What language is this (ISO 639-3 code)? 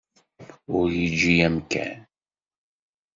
kab